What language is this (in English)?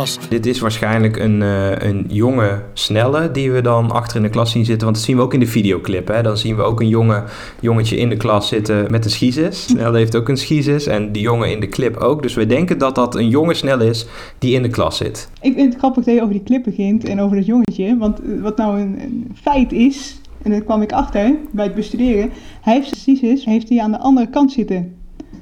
Dutch